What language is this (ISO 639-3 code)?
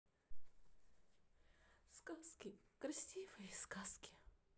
rus